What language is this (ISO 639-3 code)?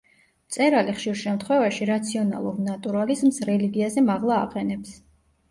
kat